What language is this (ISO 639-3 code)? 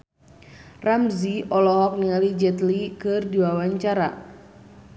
sun